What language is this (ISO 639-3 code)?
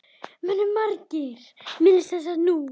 isl